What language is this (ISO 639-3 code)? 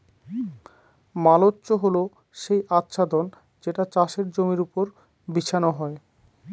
ben